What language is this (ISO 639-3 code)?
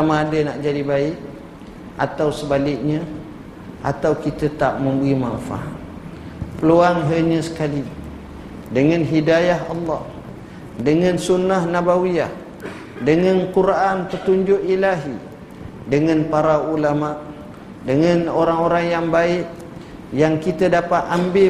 msa